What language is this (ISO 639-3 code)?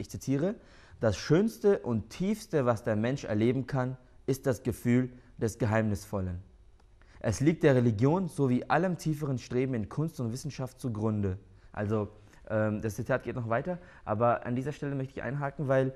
deu